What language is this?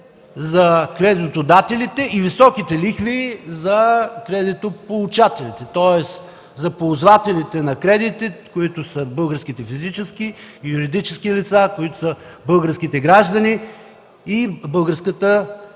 Bulgarian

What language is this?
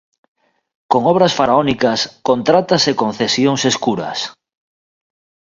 Galician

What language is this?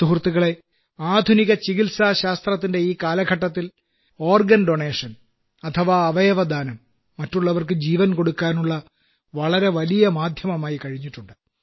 Malayalam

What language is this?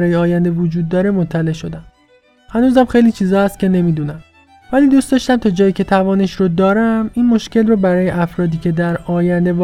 Persian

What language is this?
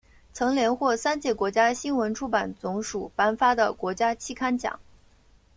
Chinese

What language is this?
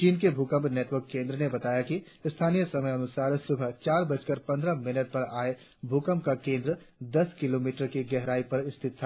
Hindi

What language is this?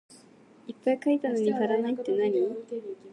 Japanese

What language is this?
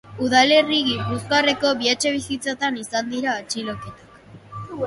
Basque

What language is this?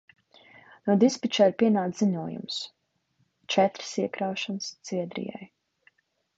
Latvian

